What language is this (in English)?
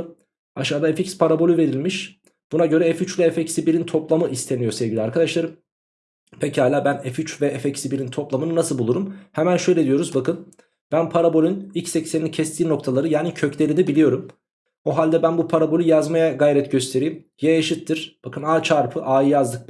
Turkish